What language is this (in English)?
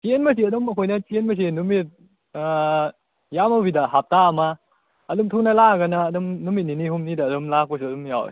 Manipuri